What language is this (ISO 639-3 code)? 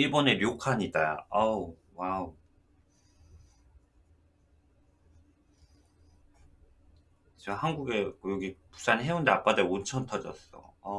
kor